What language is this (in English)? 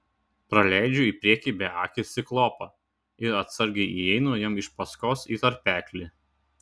Lithuanian